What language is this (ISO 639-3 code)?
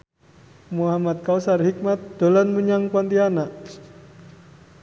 jav